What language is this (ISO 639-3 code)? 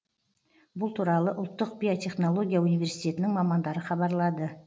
kaz